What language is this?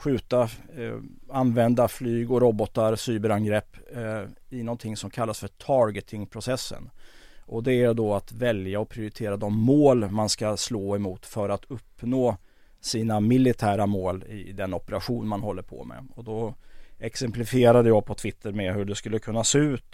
Swedish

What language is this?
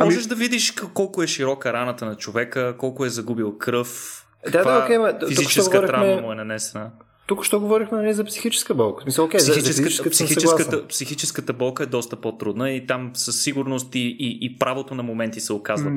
Bulgarian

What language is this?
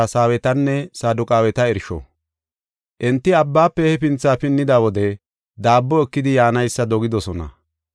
Gofa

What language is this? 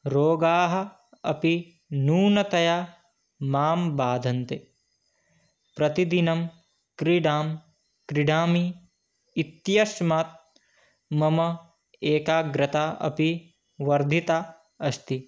Sanskrit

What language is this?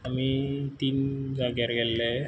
Konkani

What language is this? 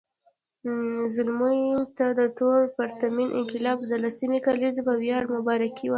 Pashto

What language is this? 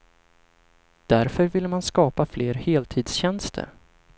Swedish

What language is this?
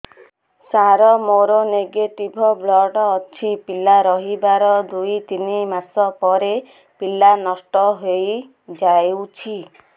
Odia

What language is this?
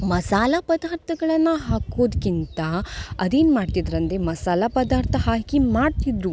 Kannada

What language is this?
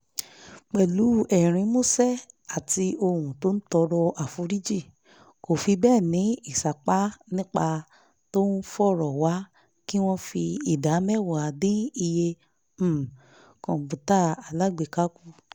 Yoruba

